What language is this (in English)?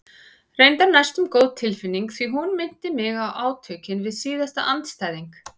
Icelandic